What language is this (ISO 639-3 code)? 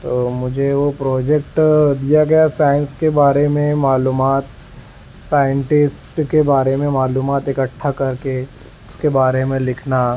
urd